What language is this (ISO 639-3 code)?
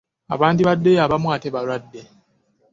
lug